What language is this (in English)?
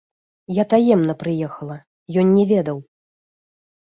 Belarusian